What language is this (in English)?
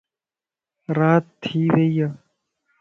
Lasi